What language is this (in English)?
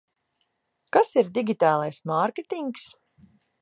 Latvian